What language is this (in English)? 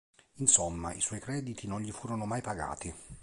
Italian